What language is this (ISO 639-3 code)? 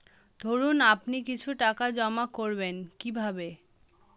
ben